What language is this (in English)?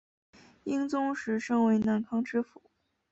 Chinese